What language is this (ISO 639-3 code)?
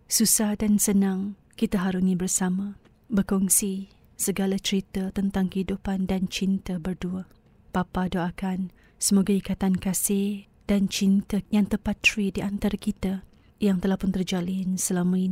msa